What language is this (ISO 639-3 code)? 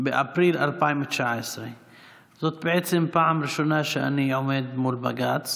heb